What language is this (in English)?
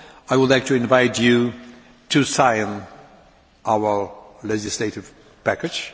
English